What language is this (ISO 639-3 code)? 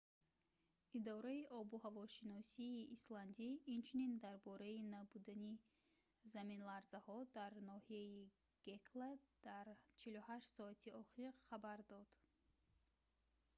tgk